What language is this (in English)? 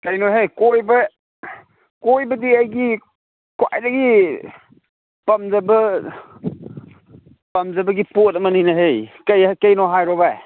Manipuri